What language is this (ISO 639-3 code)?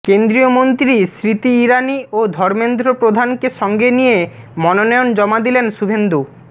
ben